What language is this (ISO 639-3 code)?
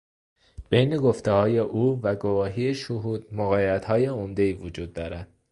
fas